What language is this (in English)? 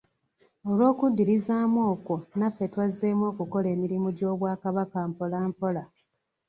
Ganda